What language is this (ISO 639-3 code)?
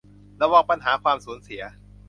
tha